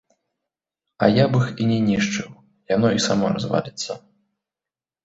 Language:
Belarusian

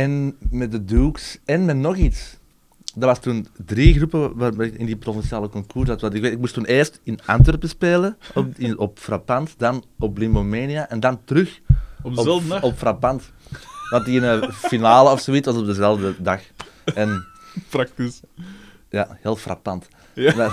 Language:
Dutch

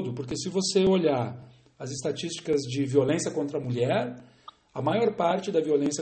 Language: Portuguese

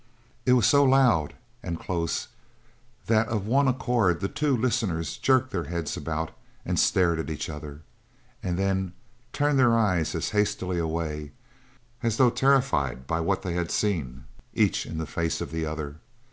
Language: English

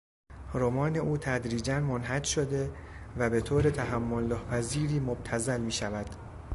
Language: Persian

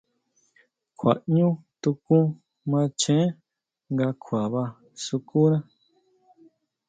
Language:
Huautla Mazatec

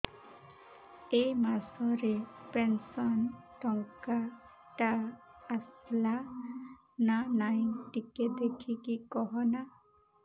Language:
Odia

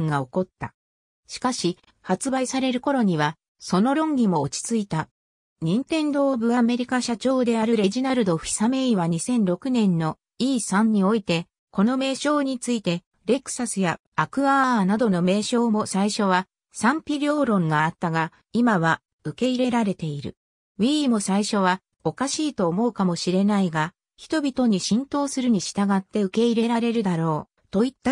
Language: Japanese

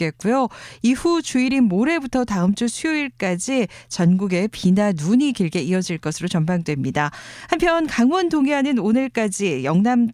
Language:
Korean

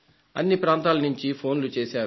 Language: Telugu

